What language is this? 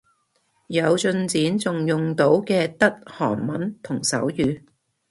Cantonese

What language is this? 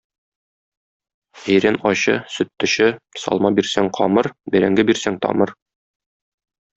Tatar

